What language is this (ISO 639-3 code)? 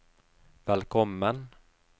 nor